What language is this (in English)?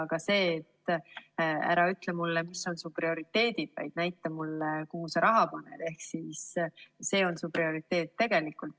Estonian